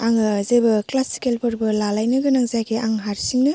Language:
Bodo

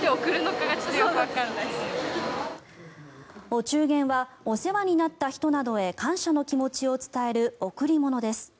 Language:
Japanese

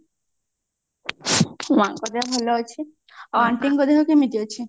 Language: Odia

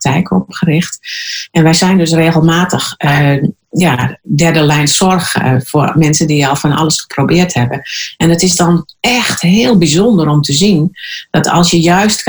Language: Dutch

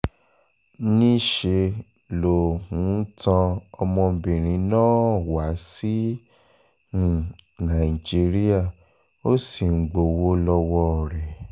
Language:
Yoruba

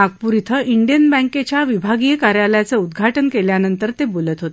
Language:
Marathi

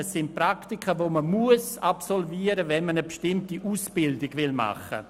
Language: Swiss German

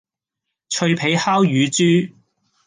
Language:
Cantonese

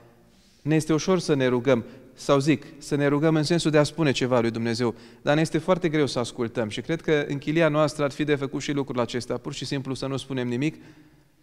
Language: Romanian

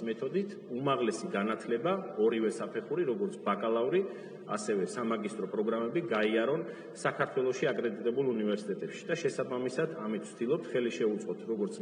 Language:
Romanian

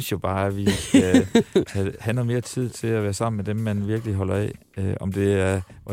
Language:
Danish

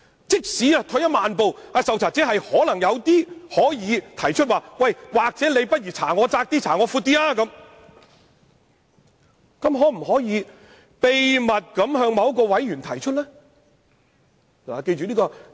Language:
Cantonese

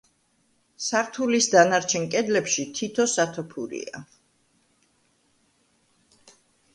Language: Georgian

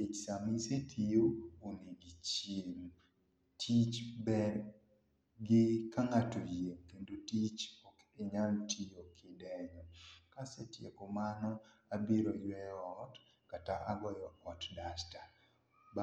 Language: Luo (Kenya and Tanzania)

